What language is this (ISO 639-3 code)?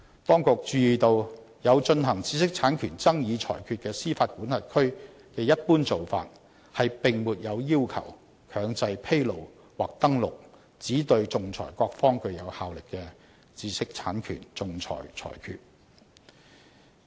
yue